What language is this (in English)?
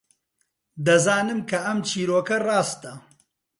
Central Kurdish